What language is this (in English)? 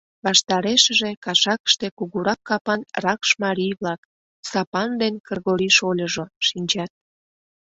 Mari